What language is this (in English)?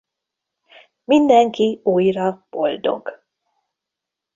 Hungarian